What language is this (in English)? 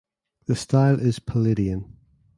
English